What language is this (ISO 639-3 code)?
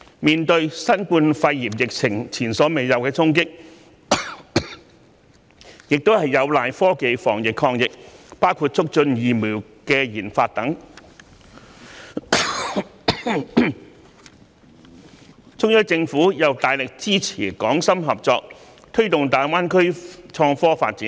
yue